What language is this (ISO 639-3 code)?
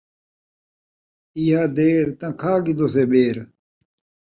skr